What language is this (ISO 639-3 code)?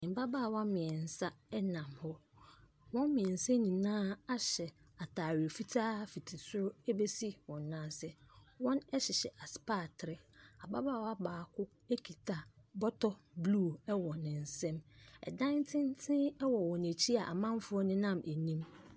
aka